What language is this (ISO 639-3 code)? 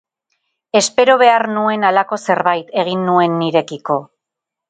eus